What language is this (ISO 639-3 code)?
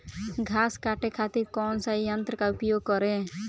bho